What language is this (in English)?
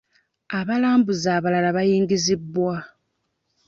Ganda